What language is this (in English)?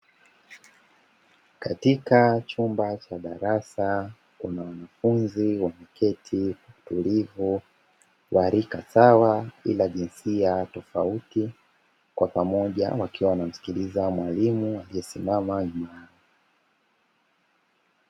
Swahili